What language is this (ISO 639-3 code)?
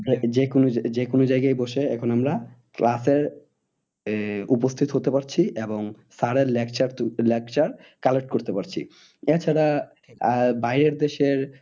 ben